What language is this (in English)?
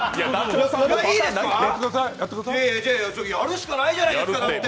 Japanese